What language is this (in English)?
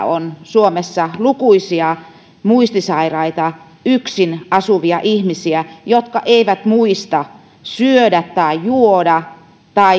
Finnish